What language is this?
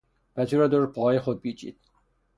Persian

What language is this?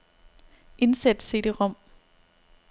Danish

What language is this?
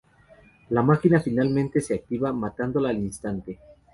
Spanish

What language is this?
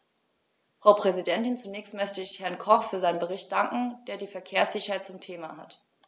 German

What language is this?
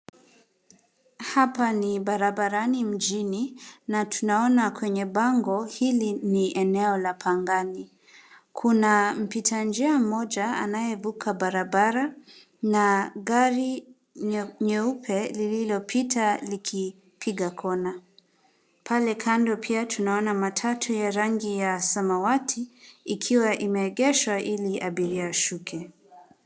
Swahili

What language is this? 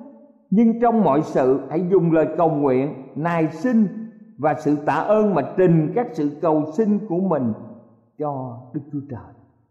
Vietnamese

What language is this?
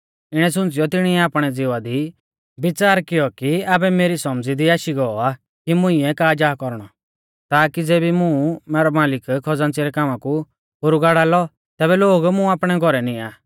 Mahasu Pahari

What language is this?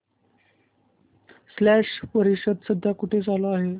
Marathi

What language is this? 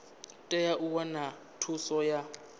Venda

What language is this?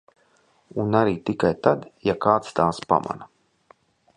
Latvian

